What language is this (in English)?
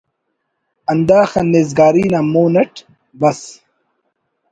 Brahui